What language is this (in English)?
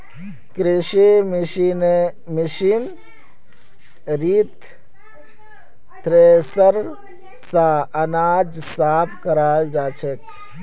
Magahi